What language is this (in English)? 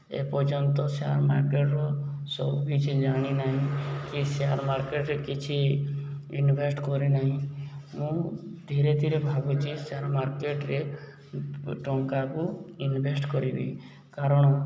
Odia